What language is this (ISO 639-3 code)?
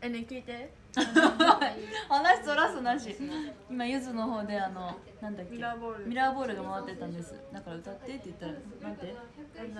jpn